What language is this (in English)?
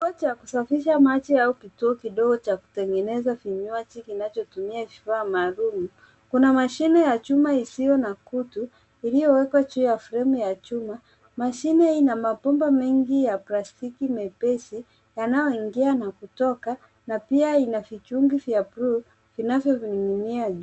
Swahili